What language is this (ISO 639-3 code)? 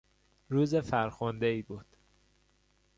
fas